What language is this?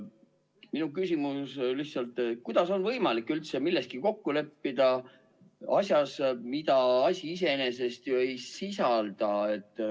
Estonian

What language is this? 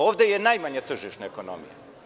Serbian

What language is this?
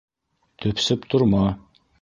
Bashkir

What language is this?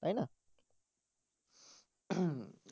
Bangla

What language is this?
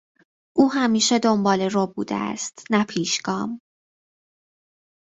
Persian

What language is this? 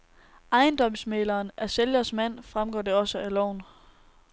Danish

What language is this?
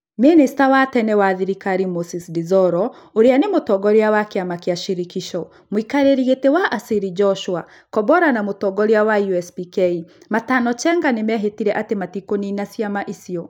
Kikuyu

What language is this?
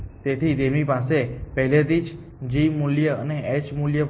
Gujarati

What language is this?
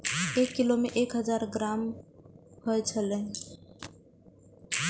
Maithili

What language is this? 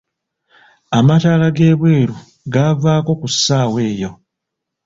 Ganda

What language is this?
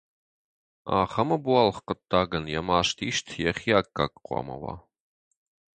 Ossetic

